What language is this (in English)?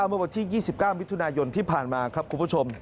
Thai